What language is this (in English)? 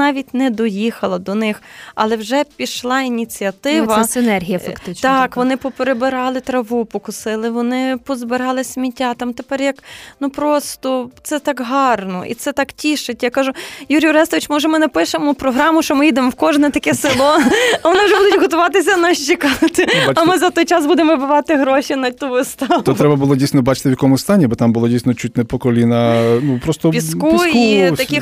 Ukrainian